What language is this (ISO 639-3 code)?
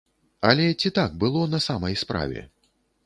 bel